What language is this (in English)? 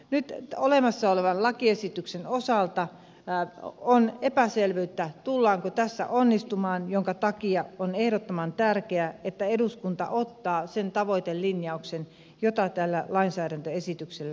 Finnish